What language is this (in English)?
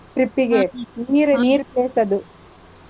Kannada